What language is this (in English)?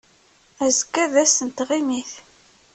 Kabyle